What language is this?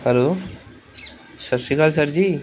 Punjabi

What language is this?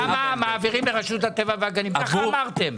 Hebrew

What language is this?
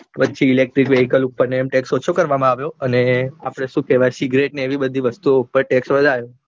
Gujarati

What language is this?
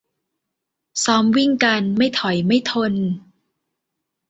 Thai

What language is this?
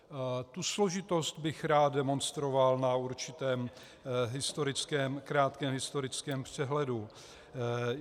Czech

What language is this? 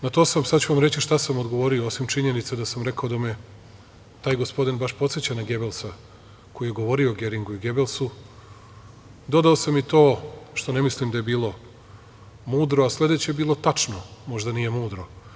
Serbian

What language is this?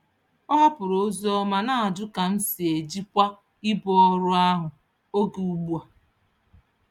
Igbo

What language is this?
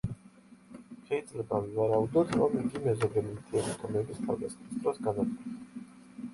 Georgian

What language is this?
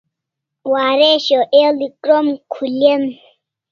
Kalasha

